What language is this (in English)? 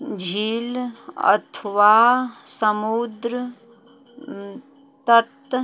Maithili